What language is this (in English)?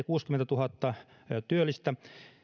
Finnish